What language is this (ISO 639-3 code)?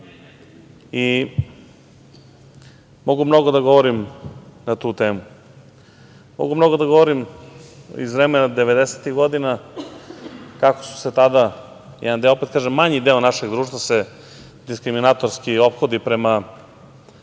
srp